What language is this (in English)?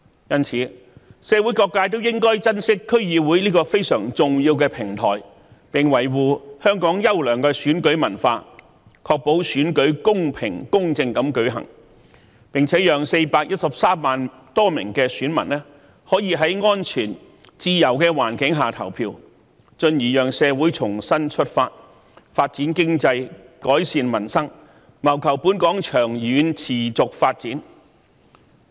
Cantonese